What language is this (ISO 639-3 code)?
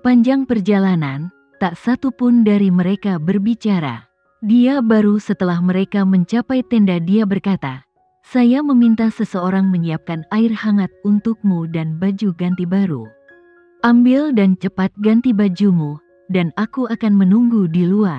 ind